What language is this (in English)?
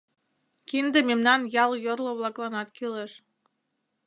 Mari